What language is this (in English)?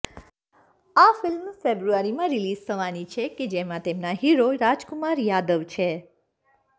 Gujarati